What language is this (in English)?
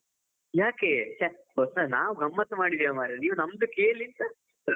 Kannada